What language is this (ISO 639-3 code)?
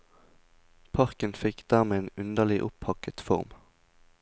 nor